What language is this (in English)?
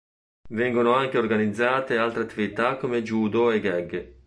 Italian